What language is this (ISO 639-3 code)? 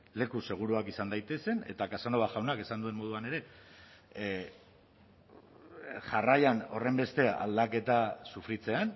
eus